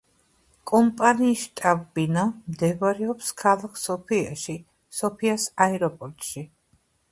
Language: Georgian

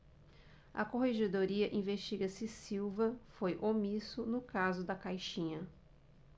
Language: Portuguese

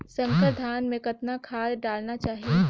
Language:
Chhattisgarhi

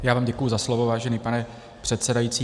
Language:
Czech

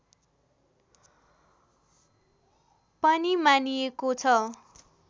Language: Nepali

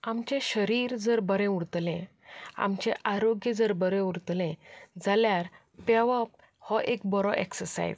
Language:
Konkani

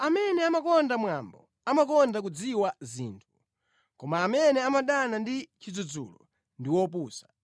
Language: Nyanja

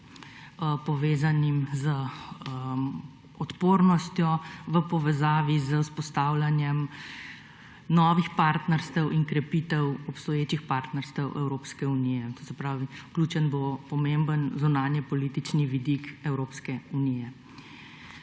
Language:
Slovenian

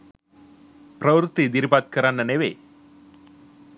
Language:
Sinhala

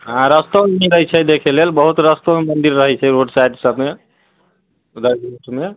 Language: Maithili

